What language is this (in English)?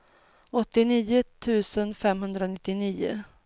Swedish